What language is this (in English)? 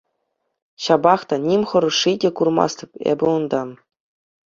Chuvash